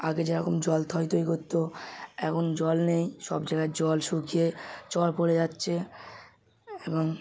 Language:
Bangla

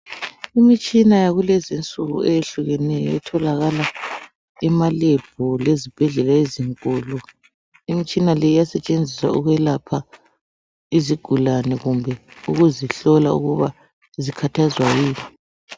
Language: North Ndebele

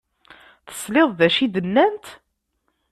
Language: Kabyle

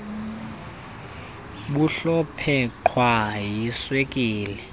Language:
Xhosa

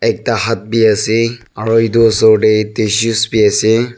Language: Naga Pidgin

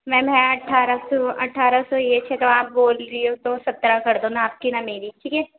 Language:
Urdu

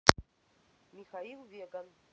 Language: Russian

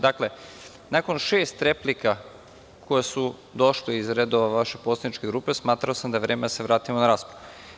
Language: Serbian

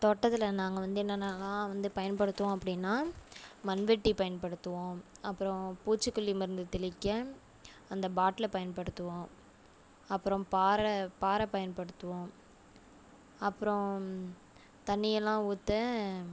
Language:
Tamil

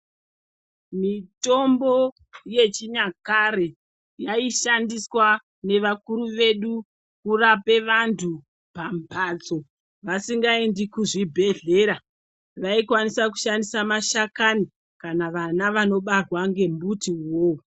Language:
Ndau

